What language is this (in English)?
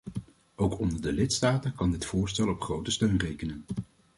Dutch